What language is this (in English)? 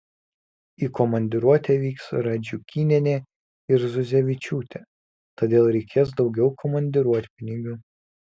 Lithuanian